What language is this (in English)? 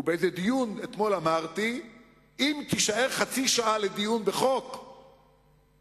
Hebrew